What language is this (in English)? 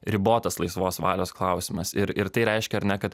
Lithuanian